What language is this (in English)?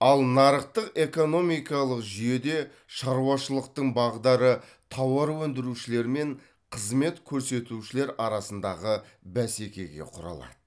Kazakh